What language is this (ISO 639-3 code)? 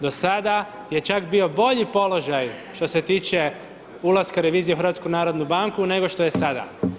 hrv